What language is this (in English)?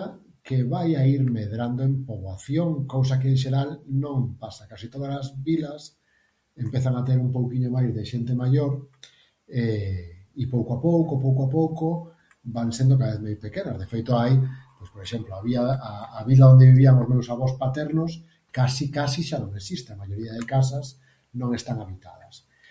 Galician